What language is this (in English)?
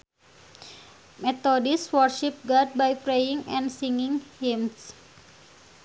Sundanese